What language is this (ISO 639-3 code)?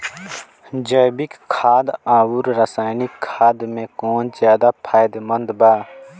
bho